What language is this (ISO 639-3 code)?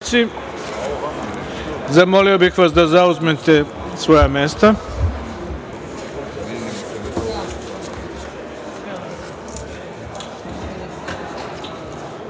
srp